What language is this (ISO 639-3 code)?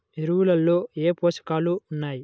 tel